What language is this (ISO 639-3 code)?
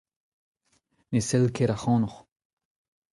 bre